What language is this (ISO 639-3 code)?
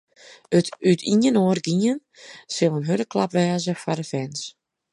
fry